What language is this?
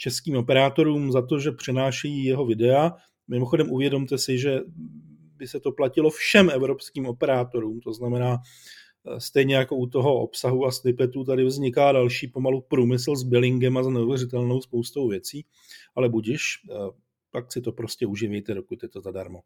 Czech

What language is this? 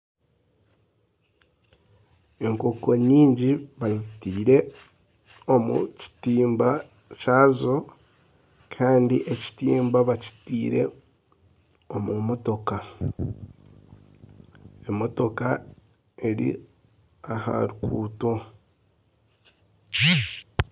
Nyankole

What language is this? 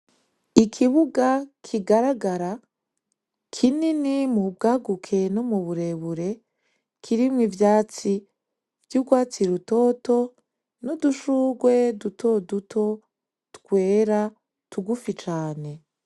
Rundi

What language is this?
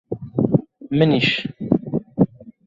Central Kurdish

